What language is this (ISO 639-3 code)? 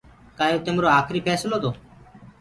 ggg